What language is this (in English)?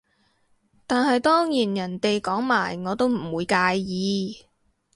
Cantonese